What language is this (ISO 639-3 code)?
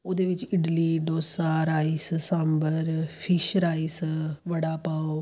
pan